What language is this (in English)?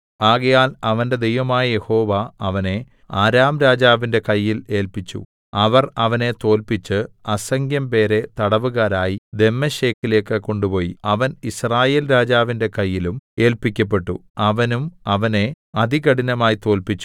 Malayalam